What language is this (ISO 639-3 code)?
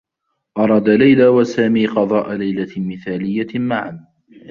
ara